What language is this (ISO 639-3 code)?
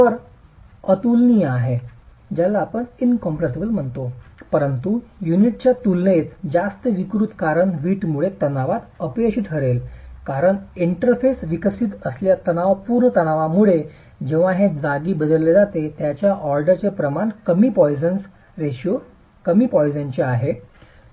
mar